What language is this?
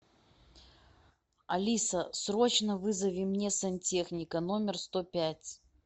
Russian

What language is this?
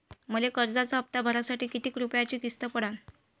Marathi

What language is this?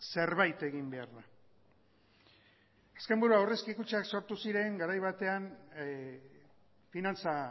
Basque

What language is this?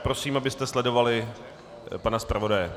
Czech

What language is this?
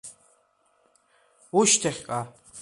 Abkhazian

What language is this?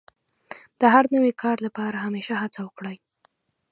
Pashto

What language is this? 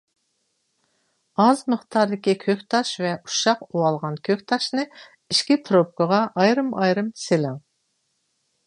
Uyghur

